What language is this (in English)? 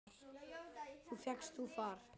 Icelandic